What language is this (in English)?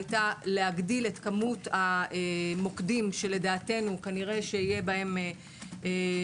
Hebrew